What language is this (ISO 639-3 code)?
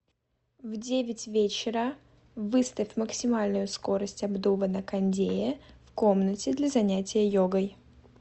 rus